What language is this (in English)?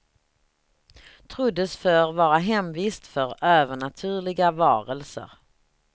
Swedish